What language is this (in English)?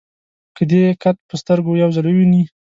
Pashto